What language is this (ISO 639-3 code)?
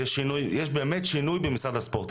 heb